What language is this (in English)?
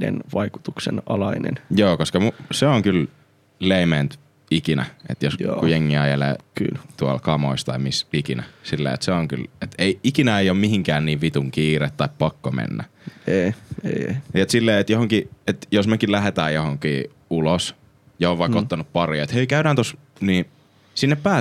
Finnish